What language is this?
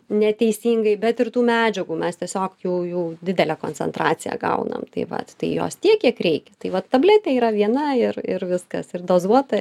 Lithuanian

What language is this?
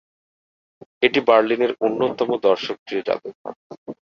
Bangla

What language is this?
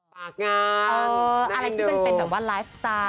Thai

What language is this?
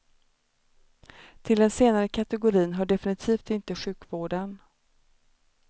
Swedish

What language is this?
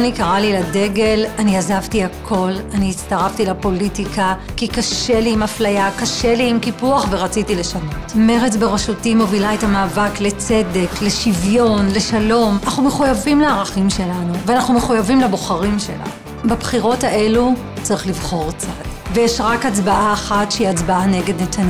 Hebrew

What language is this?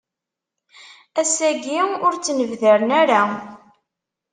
Kabyle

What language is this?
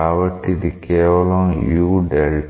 Telugu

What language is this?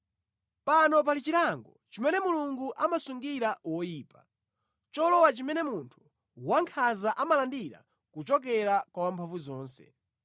Nyanja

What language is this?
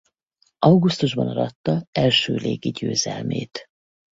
Hungarian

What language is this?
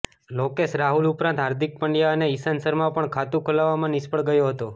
Gujarati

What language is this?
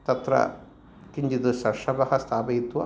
Sanskrit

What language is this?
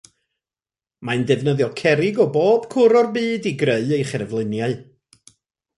Welsh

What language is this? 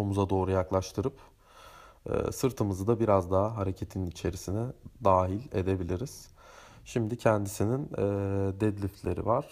Turkish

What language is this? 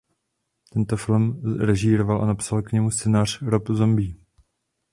Czech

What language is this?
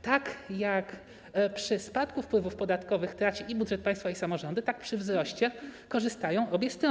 Polish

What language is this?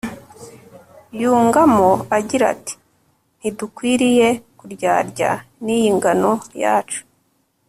Kinyarwanda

